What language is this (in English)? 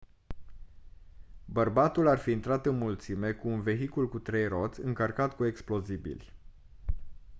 Romanian